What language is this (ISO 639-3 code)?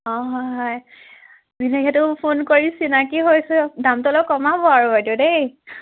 asm